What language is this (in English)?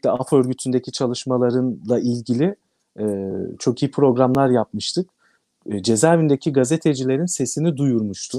Turkish